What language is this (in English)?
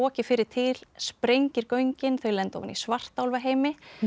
Icelandic